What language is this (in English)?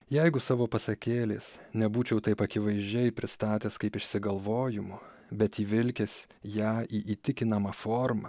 Lithuanian